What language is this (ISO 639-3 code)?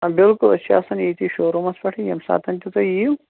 kas